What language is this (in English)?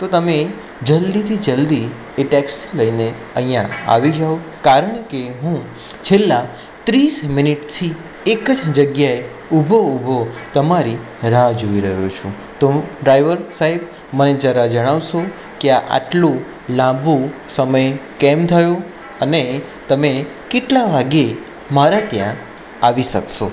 Gujarati